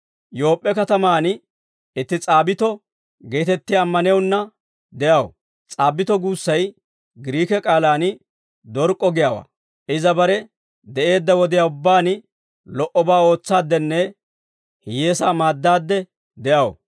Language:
Dawro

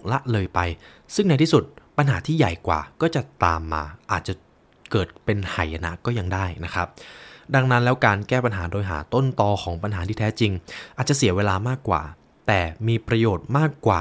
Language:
Thai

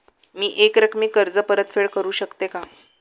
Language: Marathi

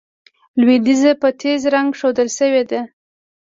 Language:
Pashto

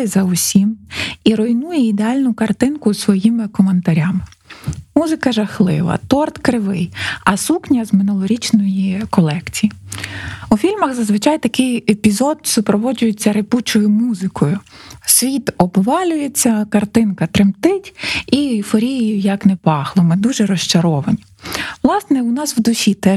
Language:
Ukrainian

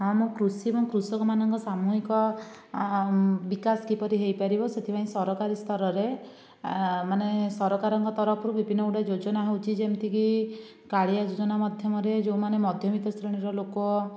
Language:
Odia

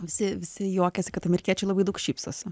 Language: Lithuanian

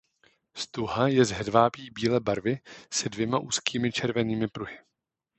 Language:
Czech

